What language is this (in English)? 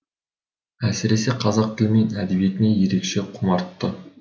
Kazakh